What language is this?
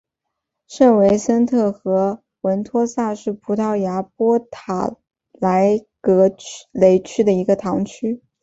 Chinese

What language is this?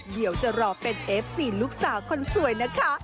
Thai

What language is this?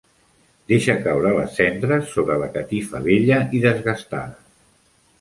Catalan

